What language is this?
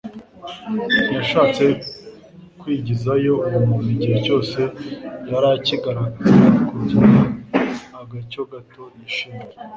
Kinyarwanda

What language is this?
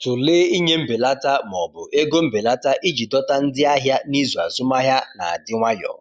Igbo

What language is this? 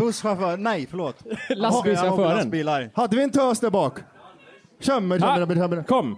Swedish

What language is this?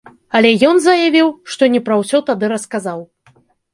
Belarusian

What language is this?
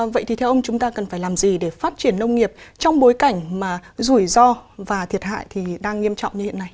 Vietnamese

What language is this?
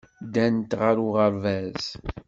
Kabyle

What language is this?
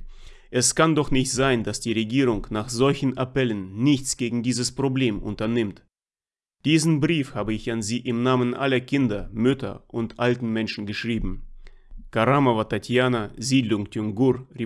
German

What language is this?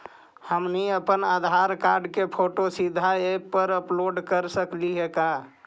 Magahi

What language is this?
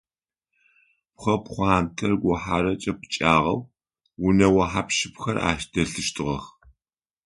Adyghe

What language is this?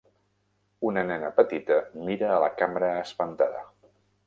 Catalan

